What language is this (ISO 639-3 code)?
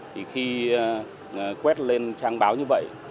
vie